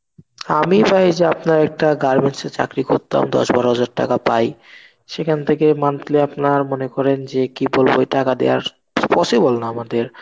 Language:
Bangla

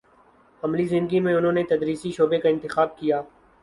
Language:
Urdu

